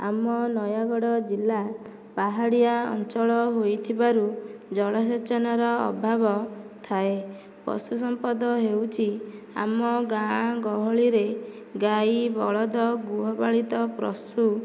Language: Odia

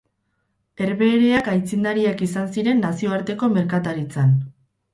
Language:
Basque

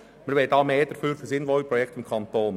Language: Swiss German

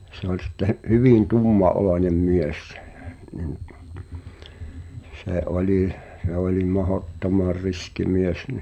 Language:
Finnish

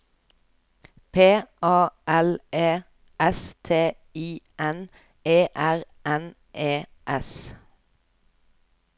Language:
Norwegian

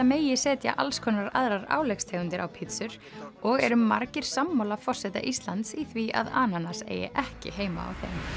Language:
Icelandic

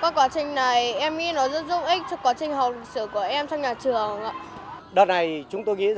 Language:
Vietnamese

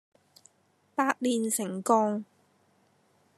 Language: Cantonese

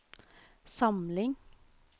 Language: Norwegian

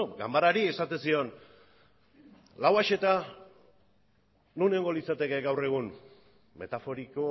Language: Basque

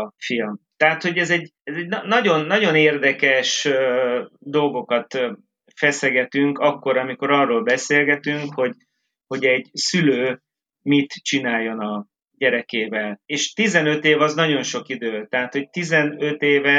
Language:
Hungarian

